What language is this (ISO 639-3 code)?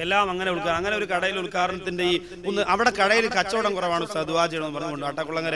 ara